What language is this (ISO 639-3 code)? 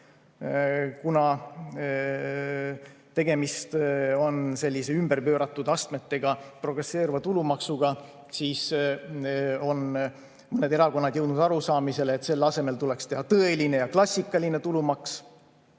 est